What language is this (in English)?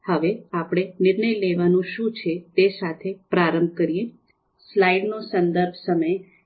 Gujarati